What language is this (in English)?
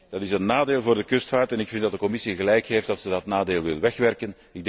Dutch